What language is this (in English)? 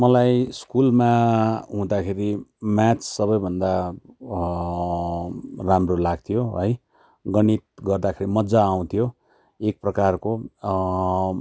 Nepali